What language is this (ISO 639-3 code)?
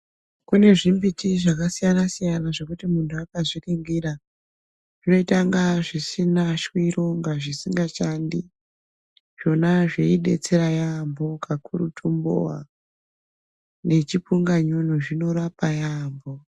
ndc